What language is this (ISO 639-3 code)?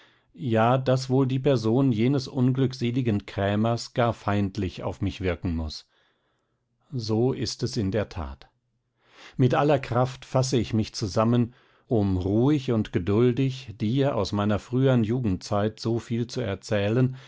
deu